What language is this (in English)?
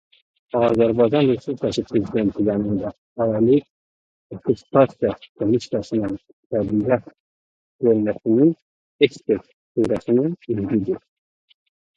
Azerbaijani